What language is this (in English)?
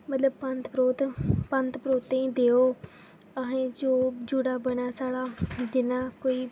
Dogri